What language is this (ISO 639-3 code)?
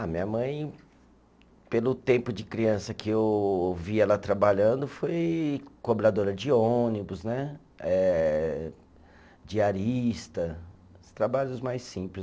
por